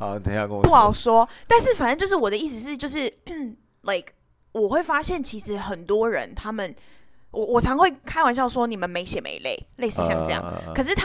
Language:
Chinese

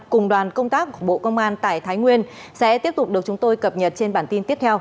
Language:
Vietnamese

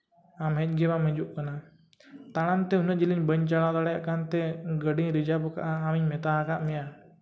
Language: Santali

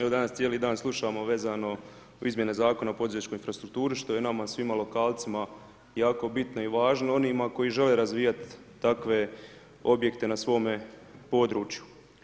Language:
Croatian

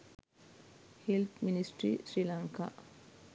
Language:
Sinhala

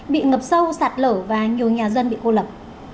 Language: Vietnamese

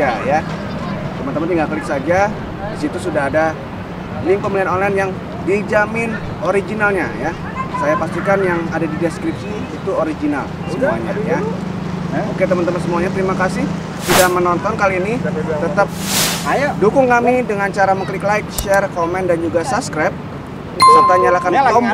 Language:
Indonesian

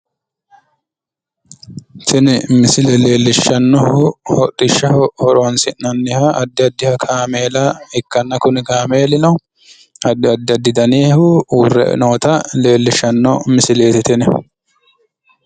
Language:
Sidamo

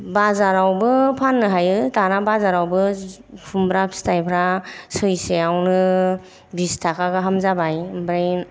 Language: Bodo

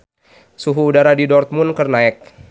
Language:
Sundanese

